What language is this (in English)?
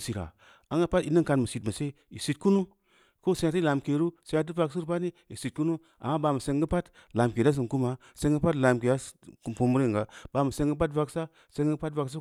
Samba Leko